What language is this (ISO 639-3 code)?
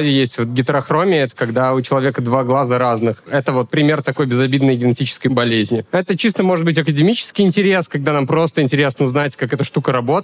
rus